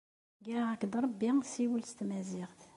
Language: Kabyle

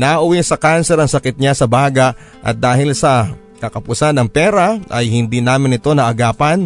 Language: Filipino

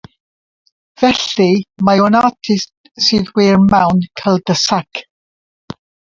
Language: Welsh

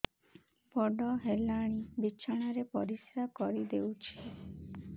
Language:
Odia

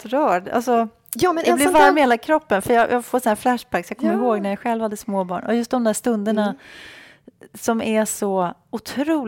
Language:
Swedish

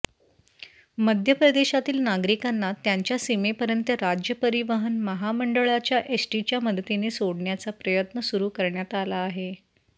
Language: Marathi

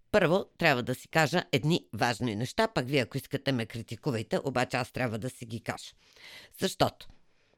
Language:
Bulgarian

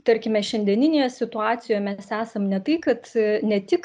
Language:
Lithuanian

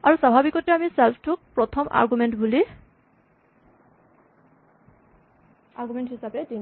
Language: Assamese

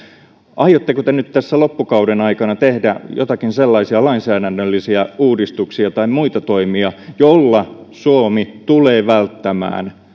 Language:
Finnish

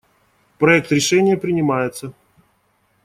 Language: Russian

